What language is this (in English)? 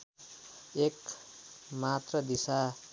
Nepali